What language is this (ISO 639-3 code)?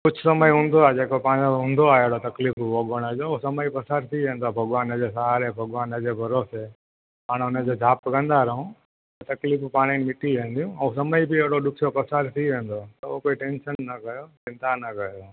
snd